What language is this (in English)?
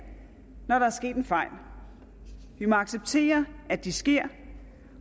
Danish